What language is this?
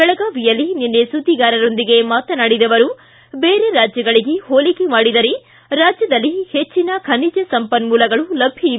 Kannada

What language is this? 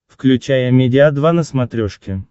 Russian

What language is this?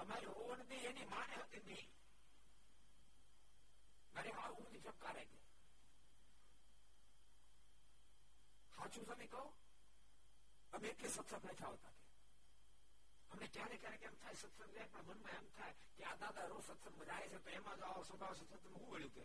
Gujarati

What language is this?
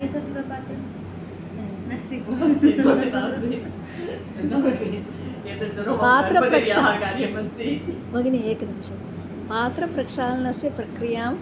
Sanskrit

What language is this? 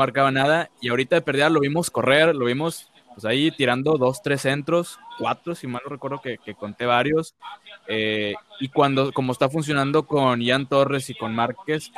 Spanish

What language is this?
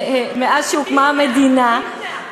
Hebrew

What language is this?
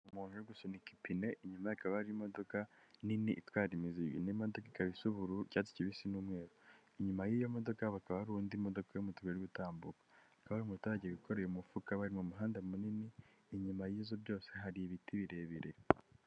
Kinyarwanda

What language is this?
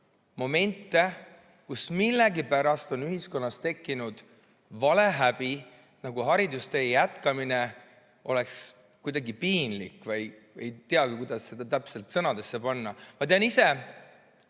Estonian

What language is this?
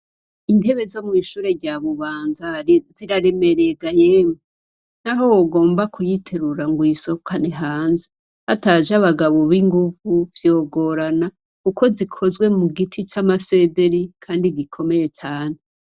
Rundi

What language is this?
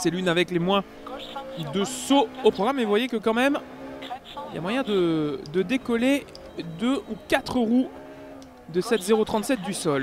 French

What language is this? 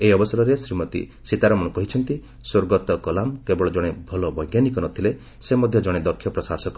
Odia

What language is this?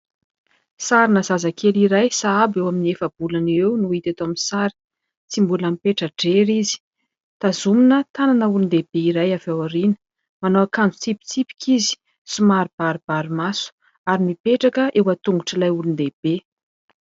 Malagasy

